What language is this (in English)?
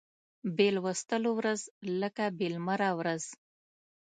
Pashto